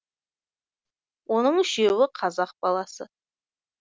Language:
Kazakh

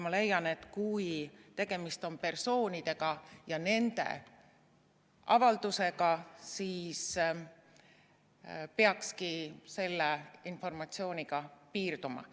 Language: Estonian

